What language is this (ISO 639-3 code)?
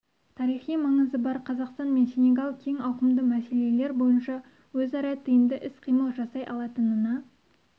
kaz